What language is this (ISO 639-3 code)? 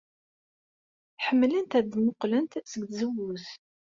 kab